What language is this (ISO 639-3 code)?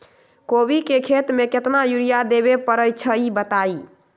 mag